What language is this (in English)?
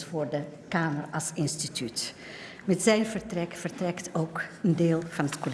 Dutch